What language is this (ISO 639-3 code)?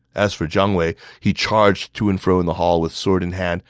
eng